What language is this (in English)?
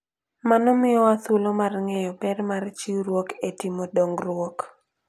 Luo (Kenya and Tanzania)